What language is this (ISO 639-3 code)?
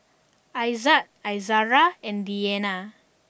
eng